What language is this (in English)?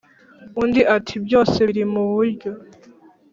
Kinyarwanda